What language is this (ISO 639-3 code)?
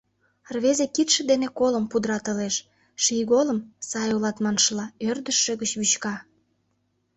chm